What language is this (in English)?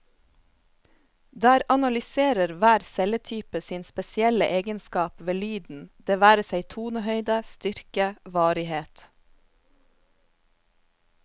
Norwegian